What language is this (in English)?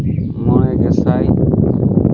Santali